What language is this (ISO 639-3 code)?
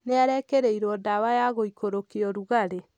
kik